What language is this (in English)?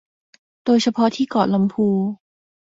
Thai